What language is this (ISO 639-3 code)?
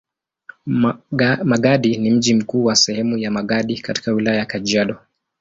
swa